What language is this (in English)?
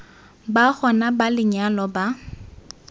Tswana